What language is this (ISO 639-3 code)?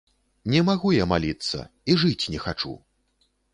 bel